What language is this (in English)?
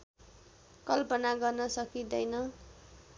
Nepali